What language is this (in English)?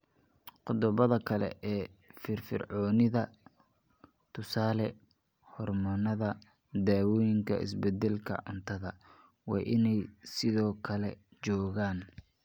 Somali